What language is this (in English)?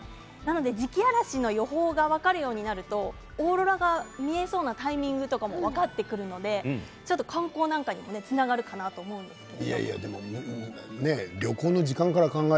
Japanese